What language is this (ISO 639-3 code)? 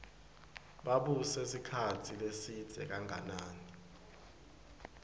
ssw